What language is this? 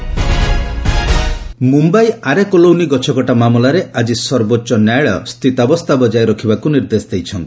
Odia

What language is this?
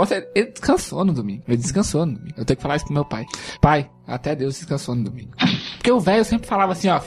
Portuguese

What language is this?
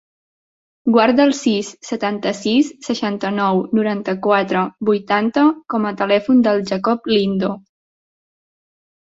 Catalan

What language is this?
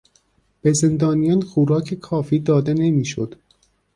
Persian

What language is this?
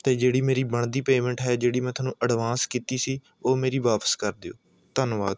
Punjabi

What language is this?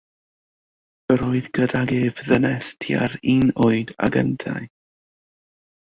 Welsh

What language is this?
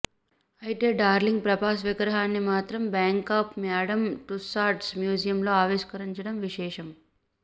Telugu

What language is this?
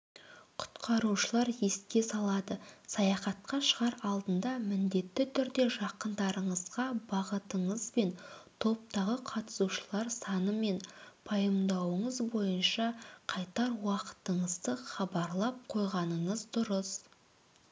Kazakh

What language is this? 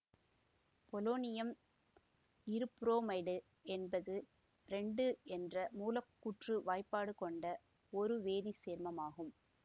Tamil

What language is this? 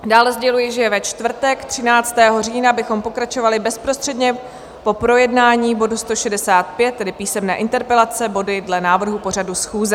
Czech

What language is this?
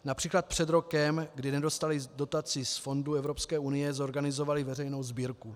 Czech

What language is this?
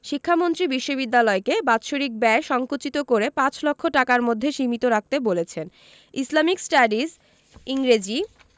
Bangla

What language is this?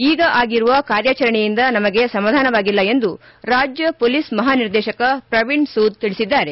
Kannada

